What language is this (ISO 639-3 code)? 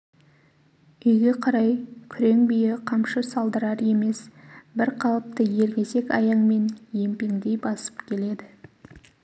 kaz